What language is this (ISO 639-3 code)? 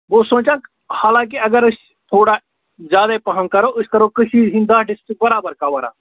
kas